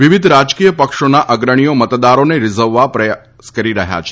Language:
Gujarati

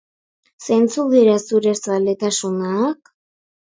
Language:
Basque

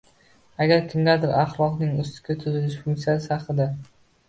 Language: Uzbek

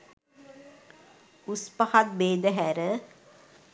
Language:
Sinhala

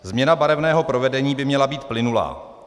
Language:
Czech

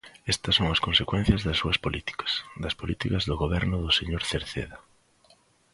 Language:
Galician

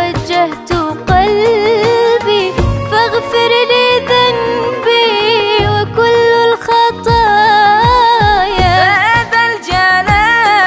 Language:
Arabic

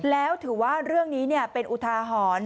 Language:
Thai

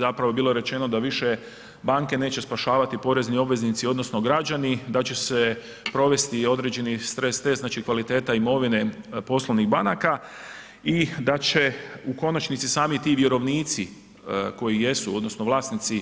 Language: Croatian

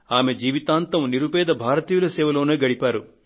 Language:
Telugu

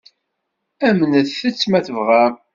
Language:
Kabyle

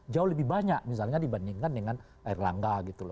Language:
Indonesian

